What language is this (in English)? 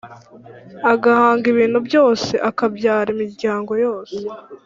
Kinyarwanda